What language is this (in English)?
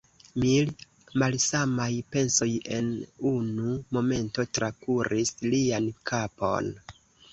Esperanto